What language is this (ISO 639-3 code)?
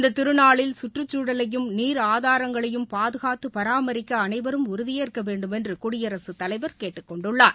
tam